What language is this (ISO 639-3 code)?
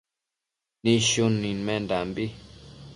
mcf